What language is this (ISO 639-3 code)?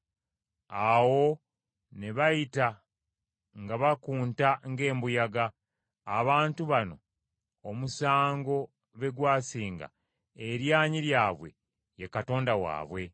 lug